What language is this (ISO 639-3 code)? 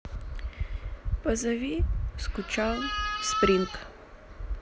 rus